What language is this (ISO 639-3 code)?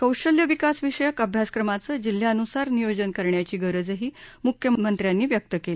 mar